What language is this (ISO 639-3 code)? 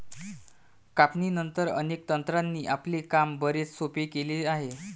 mar